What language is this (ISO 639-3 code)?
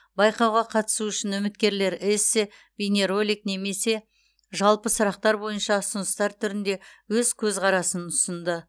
kaz